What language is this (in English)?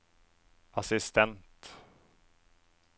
Norwegian